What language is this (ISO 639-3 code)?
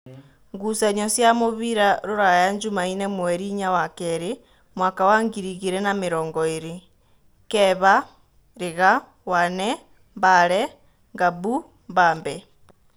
kik